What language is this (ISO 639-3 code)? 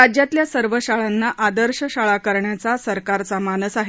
mar